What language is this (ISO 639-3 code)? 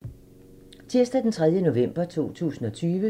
dan